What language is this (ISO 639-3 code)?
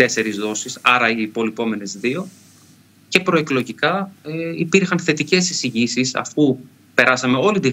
ell